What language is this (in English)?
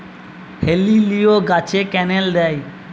Bangla